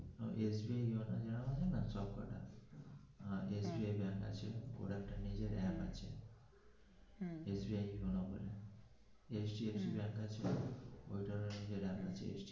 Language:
Bangla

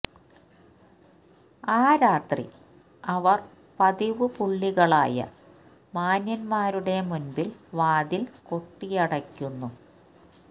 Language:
Malayalam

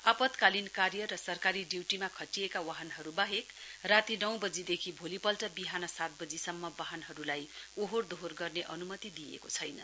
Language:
Nepali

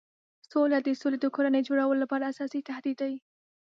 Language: Pashto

